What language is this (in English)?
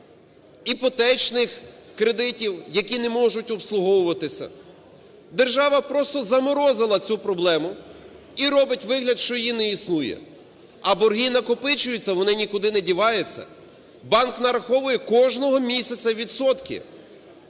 Ukrainian